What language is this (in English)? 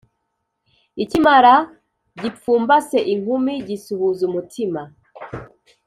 Kinyarwanda